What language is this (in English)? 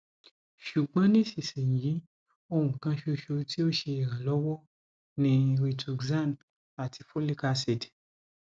Yoruba